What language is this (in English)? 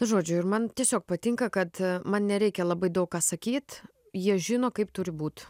Lithuanian